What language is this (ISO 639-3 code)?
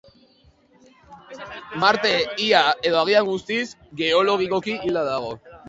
eus